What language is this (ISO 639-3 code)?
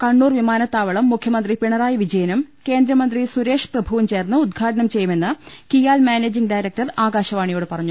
mal